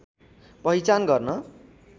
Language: Nepali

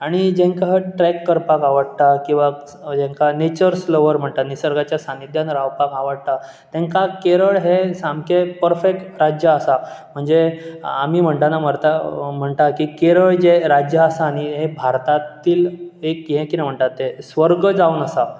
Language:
Konkani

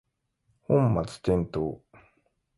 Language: Japanese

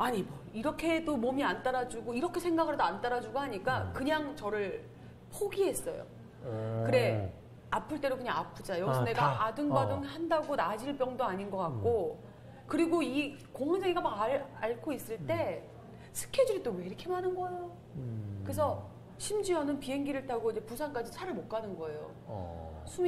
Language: Korean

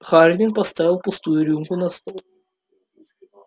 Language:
Russian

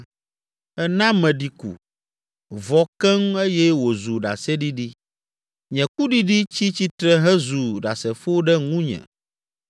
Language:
Ewe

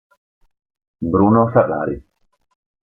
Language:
Italian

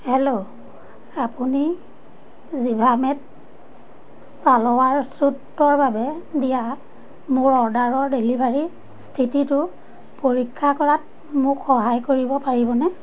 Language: Assamese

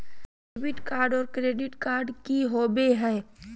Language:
Magahi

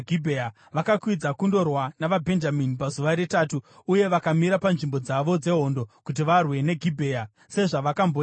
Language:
Shona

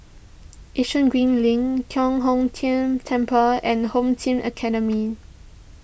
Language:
English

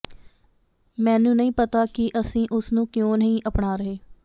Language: Punjabi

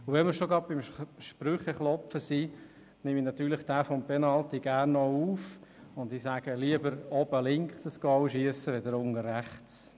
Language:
Swiss German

